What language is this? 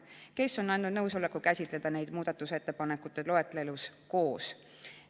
Estonian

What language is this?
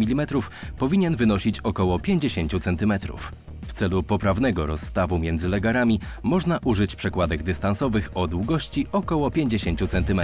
Polish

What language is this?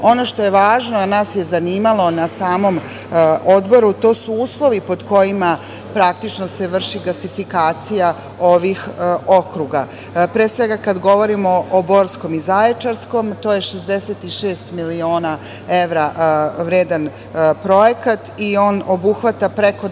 Serbian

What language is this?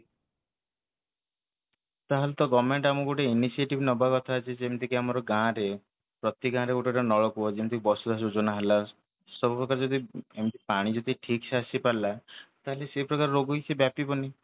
Odia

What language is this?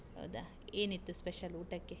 Kannada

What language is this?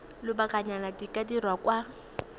Tswana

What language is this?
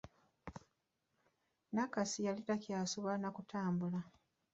Ganda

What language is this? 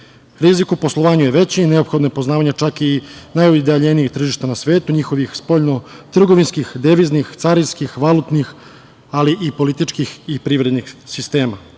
Serbian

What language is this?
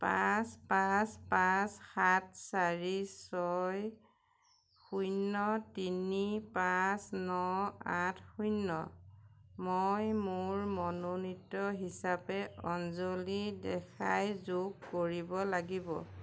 Assamese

